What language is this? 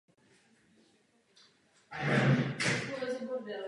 Czech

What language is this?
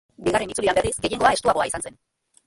Basque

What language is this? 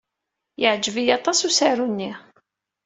Kabyle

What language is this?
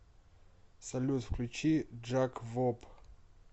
Russian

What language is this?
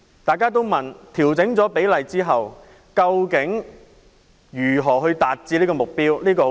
Cantonese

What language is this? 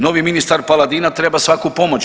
Croatian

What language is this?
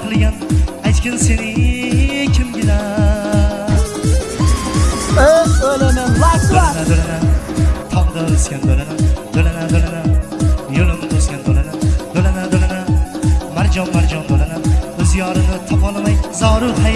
Turkish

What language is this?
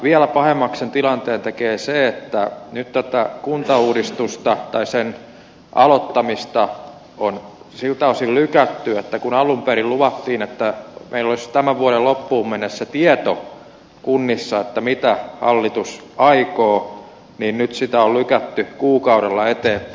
Finnish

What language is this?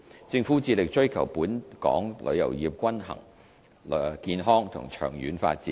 Cantonese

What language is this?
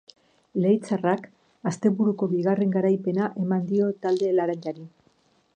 Basque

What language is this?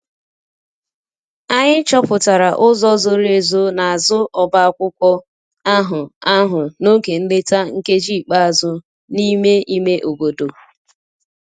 Igbo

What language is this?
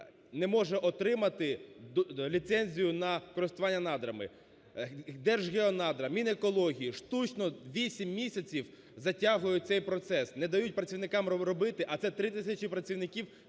Ukrainian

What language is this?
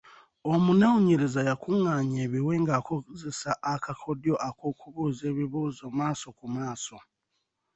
Ganda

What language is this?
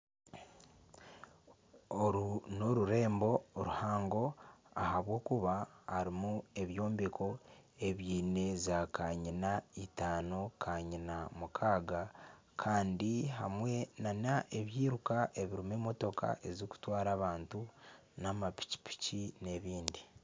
Nyankole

